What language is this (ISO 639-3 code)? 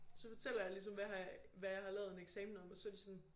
dan